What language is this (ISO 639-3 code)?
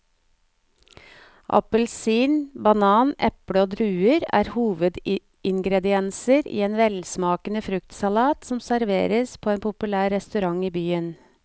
nor